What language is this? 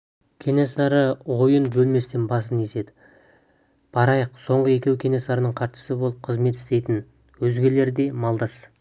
Kazakh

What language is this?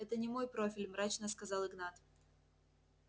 Russian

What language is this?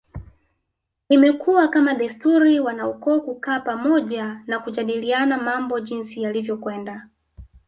Swahili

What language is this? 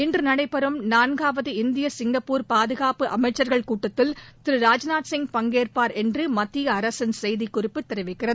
Tamil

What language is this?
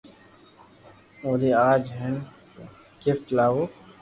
Loarki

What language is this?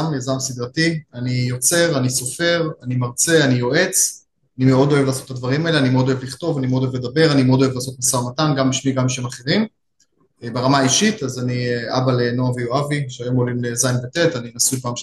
Hebrew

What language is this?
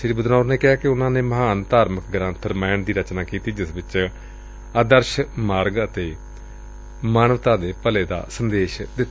Punjabi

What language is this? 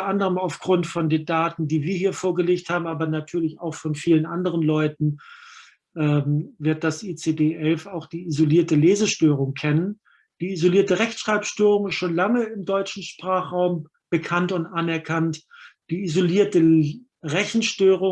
German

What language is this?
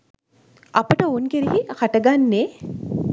Sinhala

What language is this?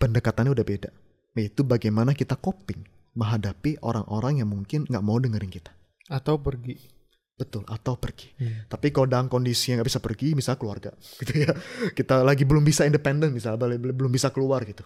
Indonesian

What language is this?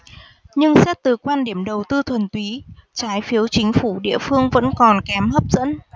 Vietnamese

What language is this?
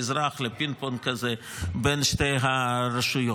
Hebrew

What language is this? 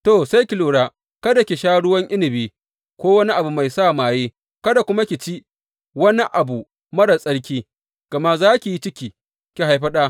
Hausa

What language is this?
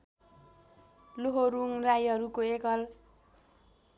Nepali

